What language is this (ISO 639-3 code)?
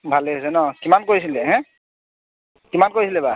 asm